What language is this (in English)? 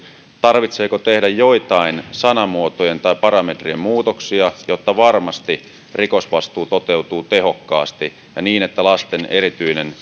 Finnish